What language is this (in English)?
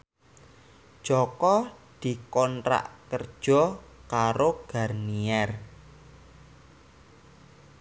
Javanese